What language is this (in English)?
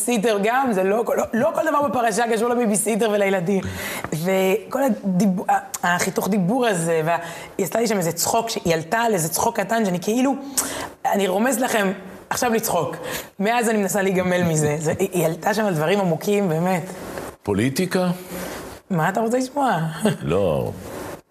Hebrew